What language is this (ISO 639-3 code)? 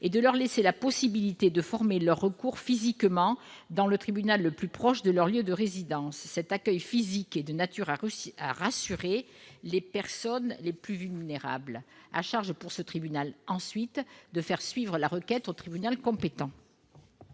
fra